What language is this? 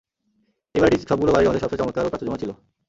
Bangla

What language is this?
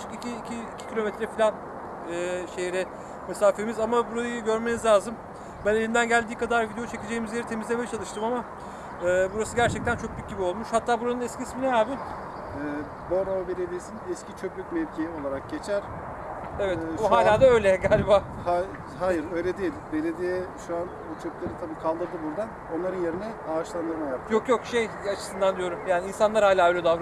Turkish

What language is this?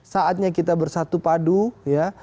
Indonesian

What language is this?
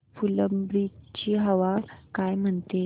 Marathi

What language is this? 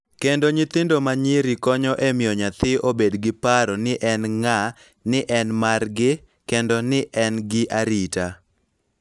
Luo (Kenya and Tanzania)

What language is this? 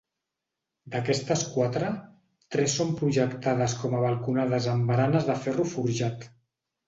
Catalan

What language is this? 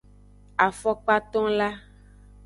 Aja (Benin)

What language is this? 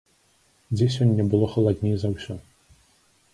Belarusian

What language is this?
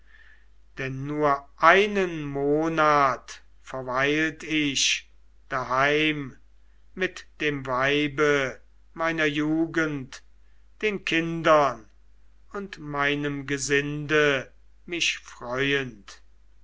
German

